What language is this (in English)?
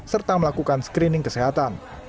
Indonesian